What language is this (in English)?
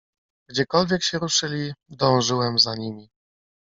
Polish